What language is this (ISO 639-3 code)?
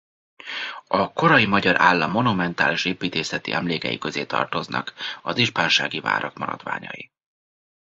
hun